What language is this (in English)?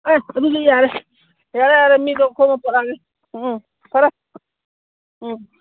Manipuri